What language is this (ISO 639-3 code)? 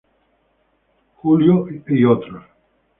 spa